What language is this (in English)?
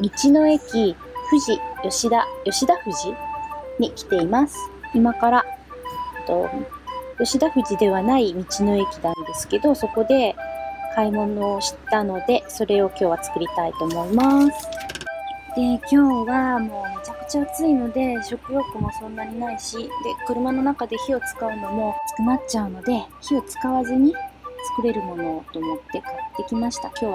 Japanese